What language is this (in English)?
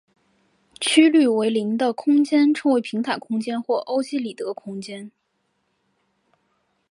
Chinese